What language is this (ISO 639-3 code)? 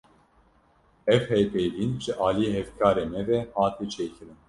kur